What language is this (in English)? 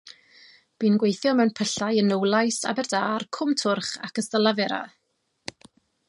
Welsh